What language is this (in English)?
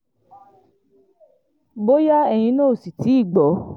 Yoruba